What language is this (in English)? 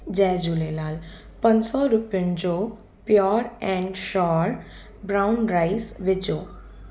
Sindhi